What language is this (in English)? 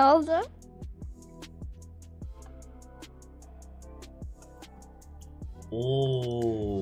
Turkish